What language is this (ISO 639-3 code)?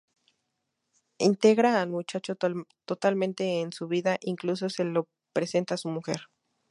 spa